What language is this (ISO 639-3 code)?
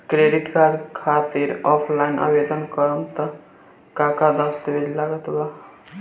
bho